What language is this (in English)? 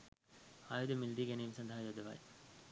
Sinhala